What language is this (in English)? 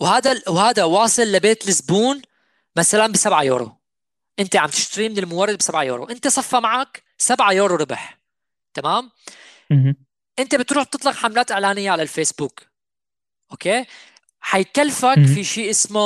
Arabic